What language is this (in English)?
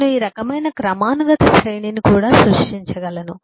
Telugu